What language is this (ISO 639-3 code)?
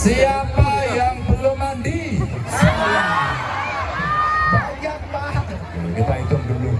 ind